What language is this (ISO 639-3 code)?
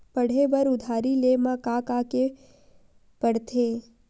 hne